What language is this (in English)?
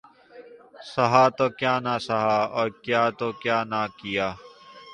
Urdu